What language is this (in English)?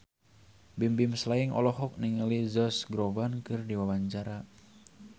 Sundanese